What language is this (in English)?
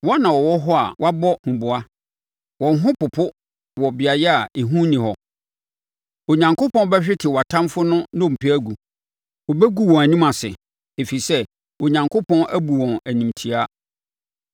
Akan